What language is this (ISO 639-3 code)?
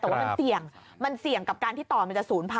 tha